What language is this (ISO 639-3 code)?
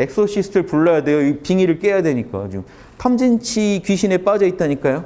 kor